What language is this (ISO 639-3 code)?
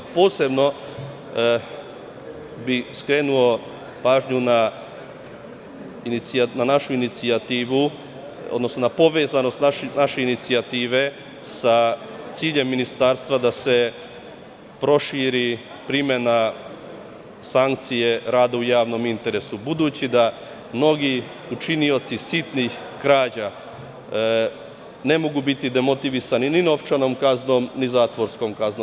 srp